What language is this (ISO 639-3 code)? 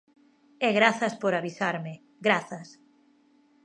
glg